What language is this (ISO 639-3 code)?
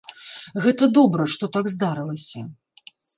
bel